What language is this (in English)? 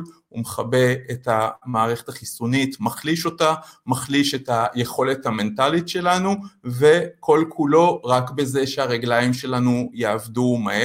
Hebrew